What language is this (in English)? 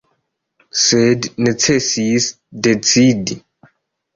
Esperanto